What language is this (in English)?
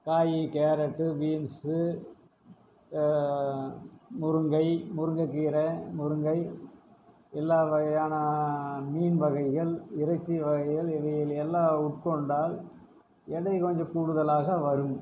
Tamil